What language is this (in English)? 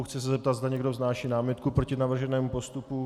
Czech